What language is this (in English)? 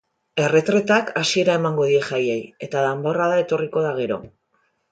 Basque